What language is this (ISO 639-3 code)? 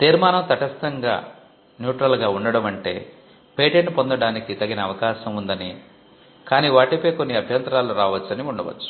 tel